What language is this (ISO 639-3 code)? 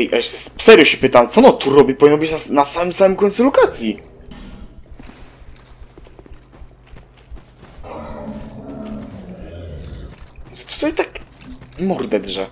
pol